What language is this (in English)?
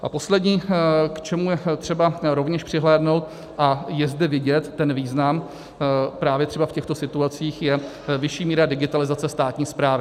Czech